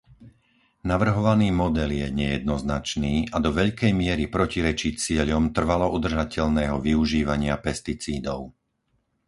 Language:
Slovak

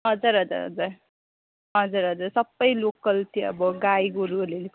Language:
Nepali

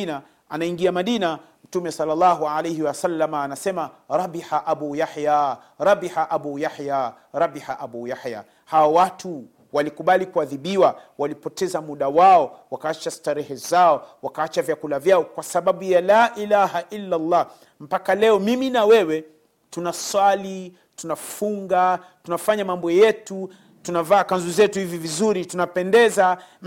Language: Swahili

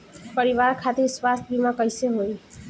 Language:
Bhojpuri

